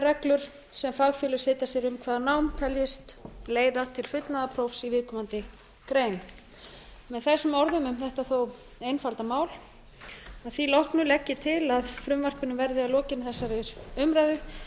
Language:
Icelandic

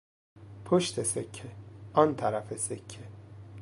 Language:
Persian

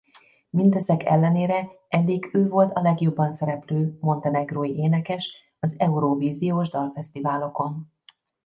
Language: Hungarian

